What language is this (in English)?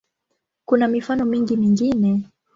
Swahili